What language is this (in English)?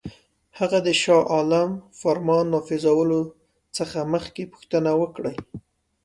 Pashto